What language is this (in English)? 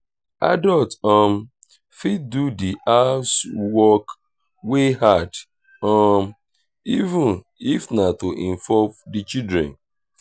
Nigerian Pidgin